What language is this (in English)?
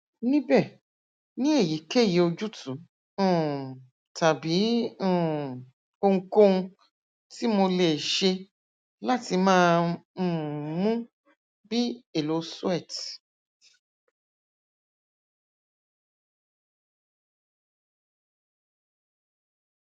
Yoruba